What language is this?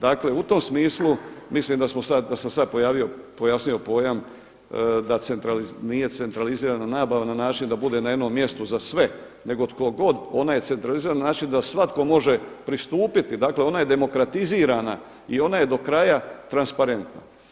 Croatian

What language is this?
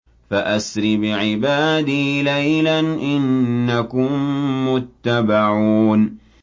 Arabic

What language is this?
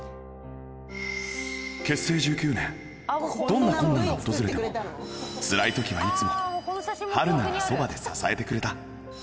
Japanese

